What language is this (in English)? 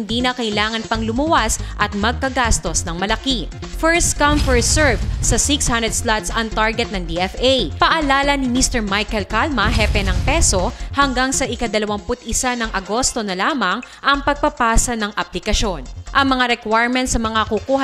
Filipino